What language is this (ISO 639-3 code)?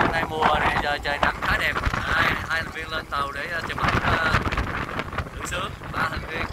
vie